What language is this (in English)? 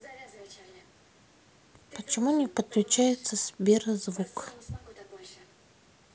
Russian